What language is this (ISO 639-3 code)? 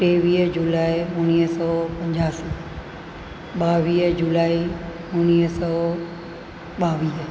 snd